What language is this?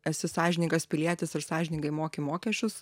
Lithuanian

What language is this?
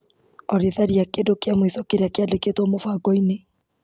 Kikuyu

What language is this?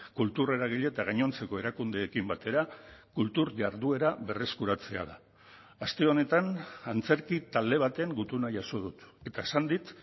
Basque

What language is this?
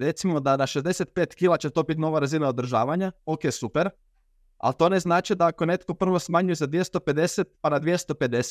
Croatian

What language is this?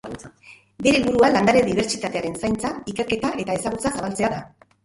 Basque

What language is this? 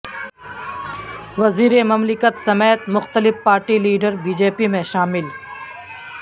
Urdu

